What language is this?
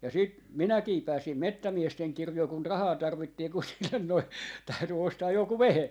Finnish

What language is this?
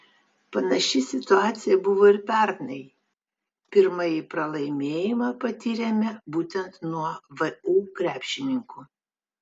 Lithuanian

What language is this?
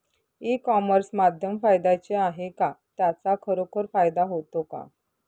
Marathi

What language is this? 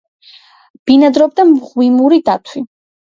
Georgian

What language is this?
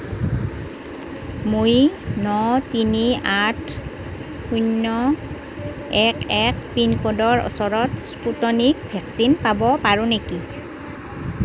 Assamese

